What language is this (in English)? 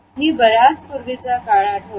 Marathi